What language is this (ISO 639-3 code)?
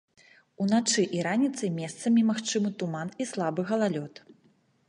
bel